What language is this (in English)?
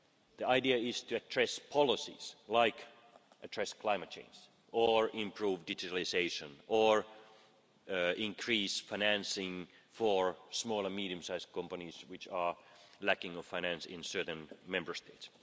English